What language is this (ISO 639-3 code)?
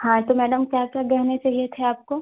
hin